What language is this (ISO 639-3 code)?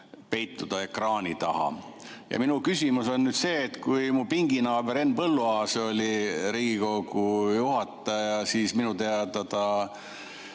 est